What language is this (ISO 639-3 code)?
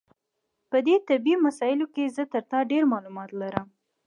pus